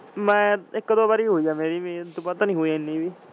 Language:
Punjabi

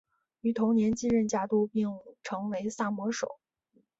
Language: Chinese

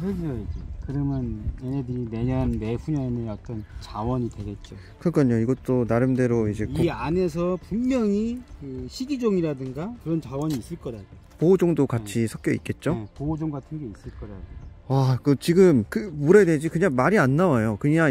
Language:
Korean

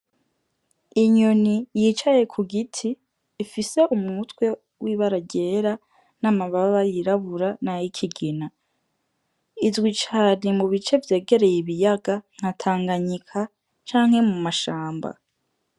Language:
Rundi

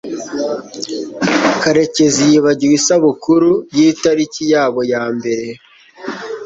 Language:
Kinyarwanda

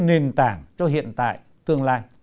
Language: Vietnamese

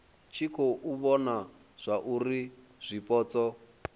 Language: Venda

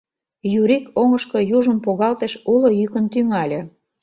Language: Mari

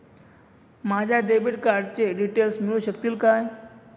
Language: Marathi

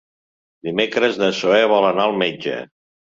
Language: Catalan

